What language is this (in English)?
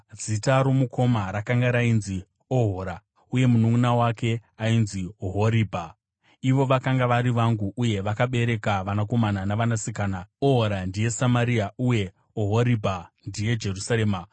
Shona